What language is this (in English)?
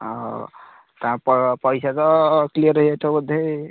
Odia